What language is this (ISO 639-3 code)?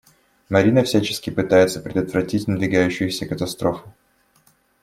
rus